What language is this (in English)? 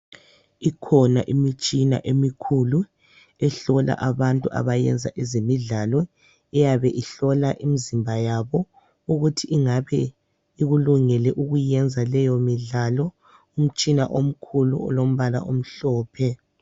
North Ndebele